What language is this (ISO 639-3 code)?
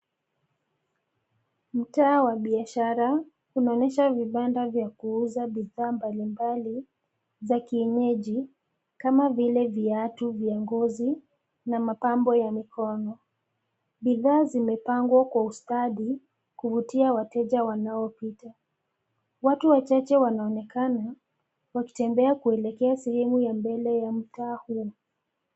swa